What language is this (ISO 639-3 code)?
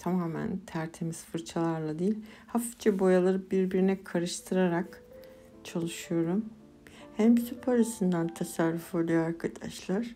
tur